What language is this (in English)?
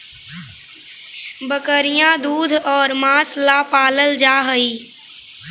Magahi